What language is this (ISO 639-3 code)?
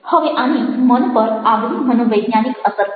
guj